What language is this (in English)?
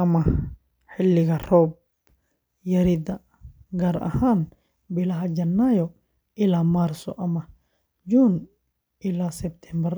Somali